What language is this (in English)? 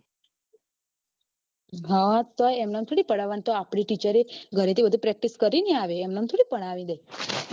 Gujarati